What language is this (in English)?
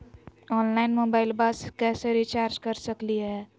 Magahi